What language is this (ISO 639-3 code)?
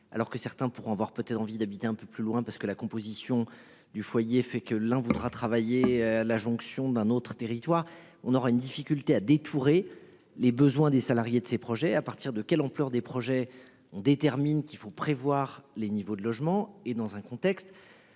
fra